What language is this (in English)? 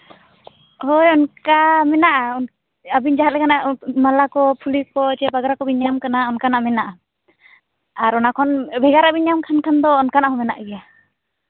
Santali